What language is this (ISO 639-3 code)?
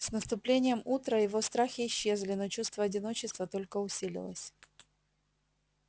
rus